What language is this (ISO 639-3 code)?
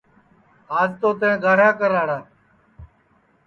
ssi